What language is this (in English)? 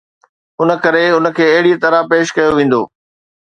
Sindhi